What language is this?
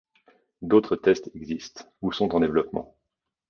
French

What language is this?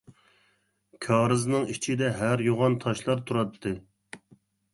Uyghur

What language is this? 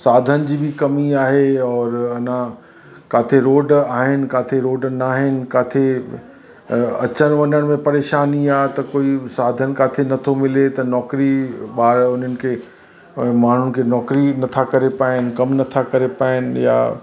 Sindhi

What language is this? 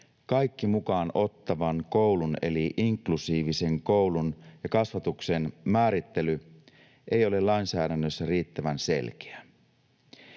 Finnish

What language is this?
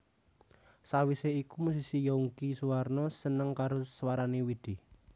Javanese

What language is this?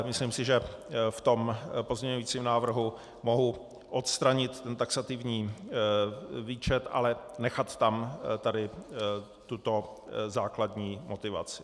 Czech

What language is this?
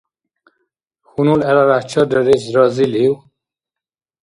Dargwa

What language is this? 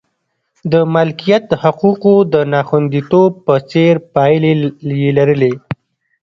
Pashto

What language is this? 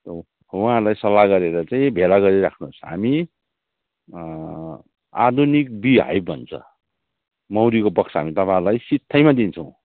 Nepali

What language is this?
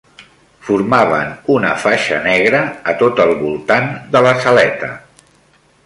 Catalan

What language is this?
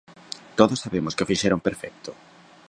Galician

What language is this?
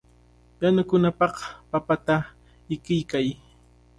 Cajatambo North Lima Quechua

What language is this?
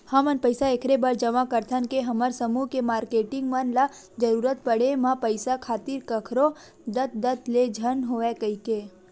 Chhattisgarhi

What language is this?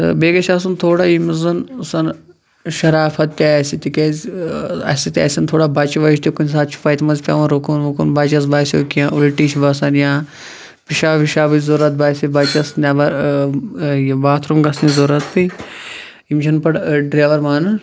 Kashmiri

